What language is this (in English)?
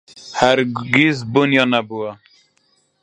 Central Kurdish